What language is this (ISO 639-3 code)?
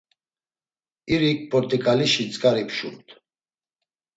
lzz